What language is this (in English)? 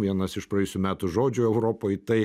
Lithuanian